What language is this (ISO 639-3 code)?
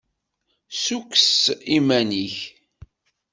kab